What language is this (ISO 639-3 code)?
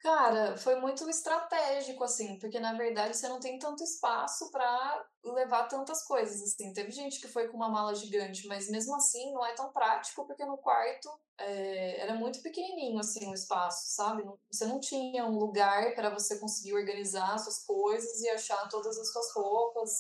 por